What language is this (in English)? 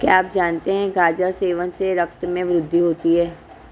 Hindi